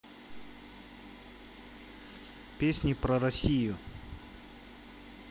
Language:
Russian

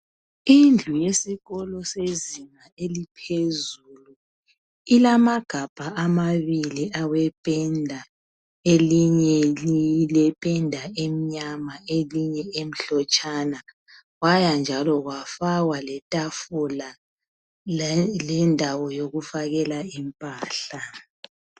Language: North Ndebele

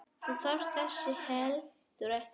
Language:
Icelandic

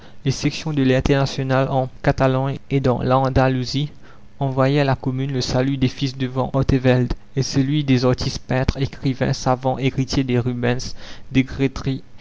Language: French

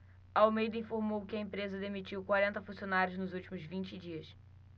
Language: Portuguese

